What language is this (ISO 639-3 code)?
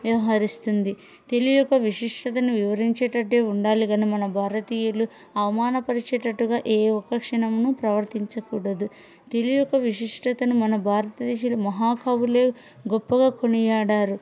tel